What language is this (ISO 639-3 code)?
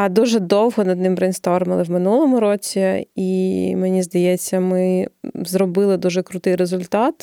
ukr